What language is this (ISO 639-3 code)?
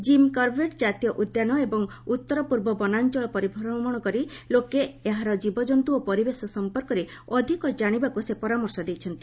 ori